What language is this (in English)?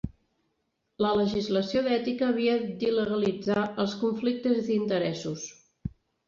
Catalan